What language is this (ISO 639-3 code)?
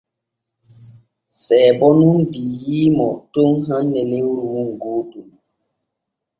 fue